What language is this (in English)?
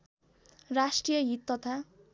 Nepali